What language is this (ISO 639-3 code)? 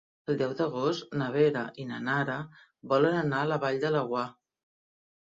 cat